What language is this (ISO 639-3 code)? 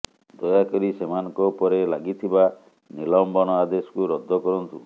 ori